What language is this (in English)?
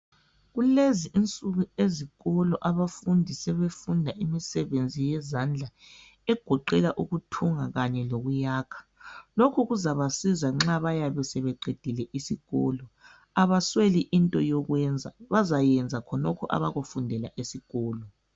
North Ndebele